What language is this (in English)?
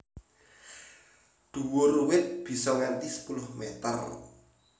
Javanese